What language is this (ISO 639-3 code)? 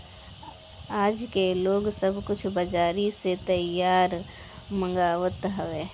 bho